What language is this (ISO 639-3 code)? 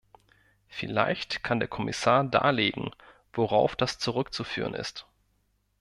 deu